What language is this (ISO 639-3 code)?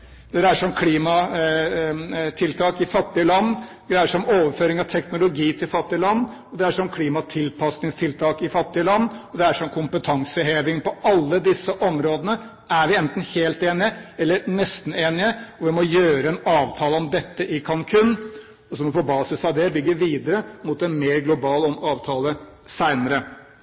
nob